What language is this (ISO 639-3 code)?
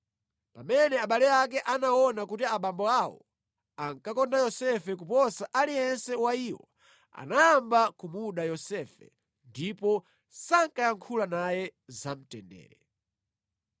nya